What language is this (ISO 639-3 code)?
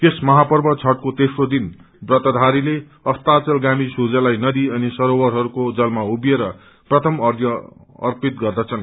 nep